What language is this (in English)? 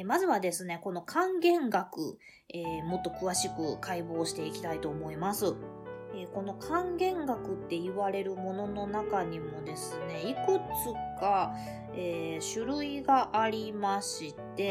Japanese